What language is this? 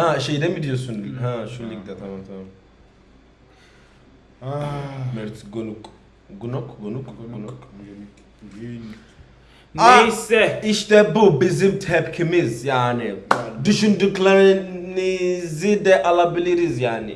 Turkish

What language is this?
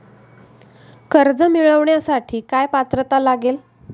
Marathi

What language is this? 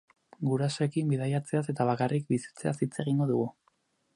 Basque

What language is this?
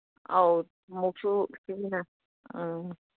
Manipuri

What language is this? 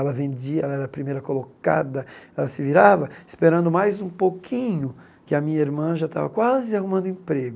Portuguese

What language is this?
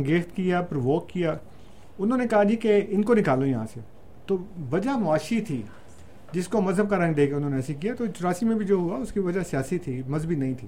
Urdu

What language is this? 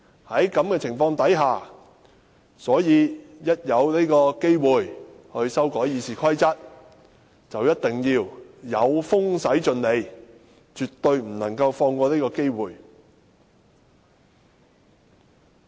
Cantonese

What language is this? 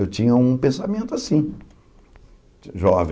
Portuguese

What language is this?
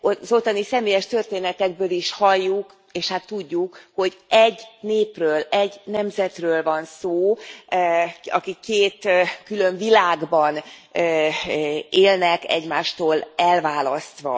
Hungarian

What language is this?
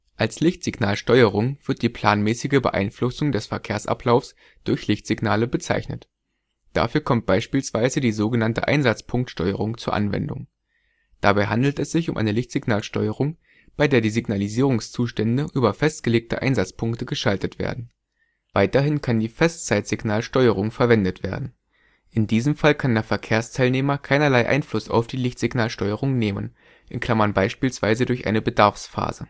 German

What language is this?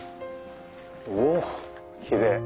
Japanese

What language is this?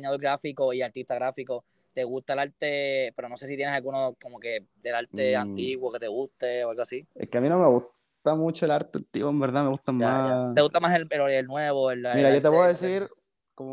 Spanish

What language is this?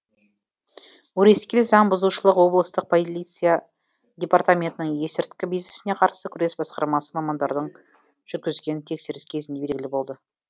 Kazakh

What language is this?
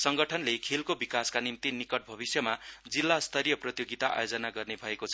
Nepali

